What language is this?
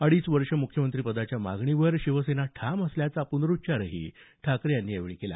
Marathi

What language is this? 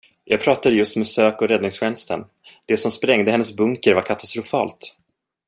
Swedish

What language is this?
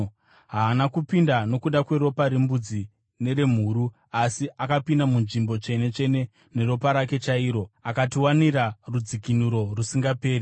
Shona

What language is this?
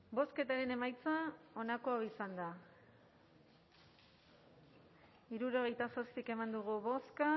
Basque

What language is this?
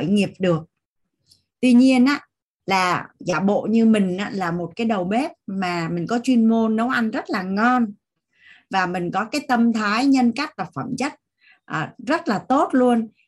Vietnamese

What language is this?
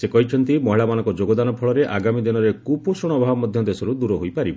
Odia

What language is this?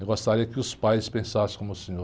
Portuguese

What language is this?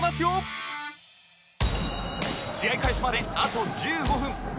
Japanese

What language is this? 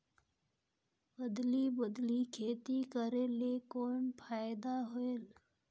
Chhattisgarhi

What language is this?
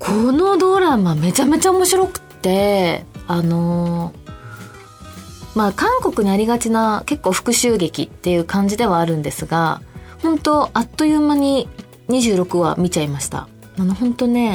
Japanese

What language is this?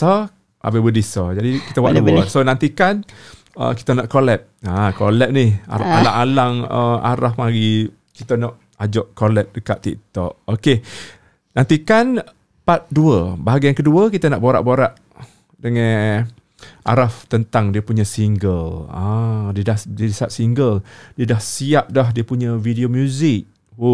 Malay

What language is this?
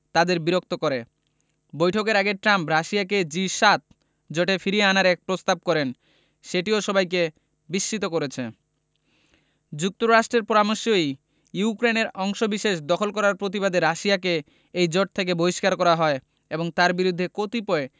Bangla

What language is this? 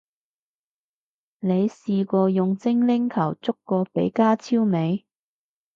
Cantonese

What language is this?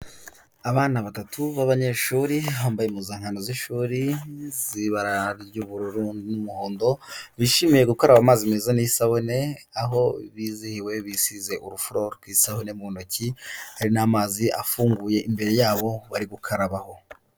Kinyarwanda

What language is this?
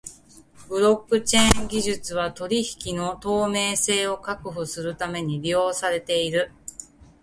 Japanese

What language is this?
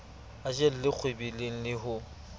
Southern Sotho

